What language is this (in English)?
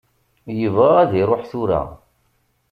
Kabyle